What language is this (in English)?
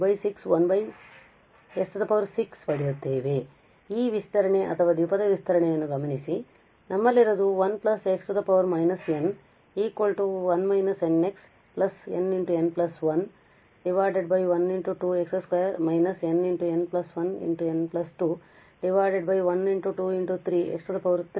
Kannada